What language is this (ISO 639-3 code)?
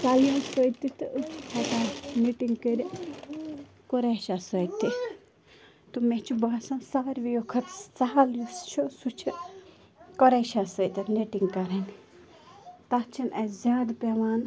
kas